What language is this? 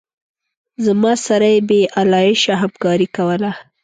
Pashto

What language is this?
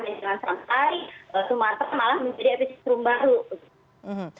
Indonesian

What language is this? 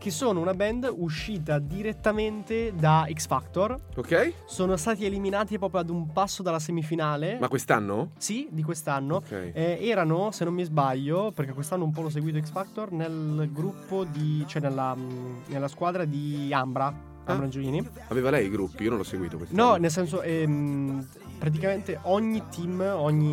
Italian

